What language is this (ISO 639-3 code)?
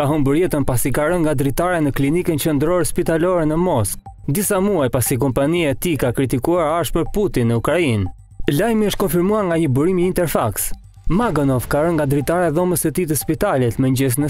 ron